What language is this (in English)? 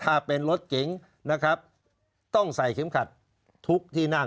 Thai